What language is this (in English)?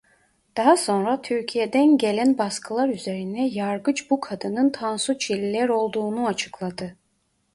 Turkish